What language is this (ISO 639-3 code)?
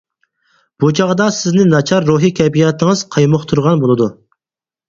uig